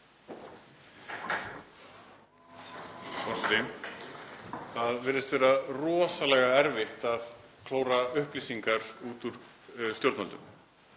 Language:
Icelandic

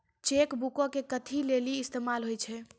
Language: Maithili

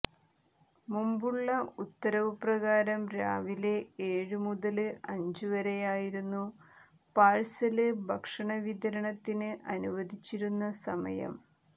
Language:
Malayalam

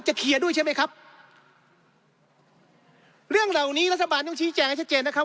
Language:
Thai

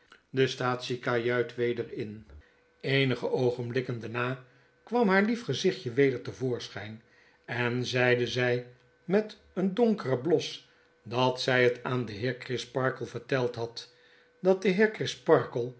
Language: Dutch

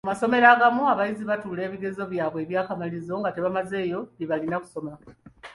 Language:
Ganda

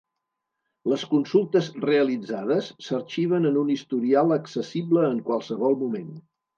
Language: Catalan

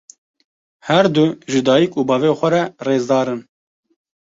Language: Kurdish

